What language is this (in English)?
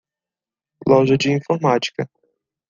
Portuguese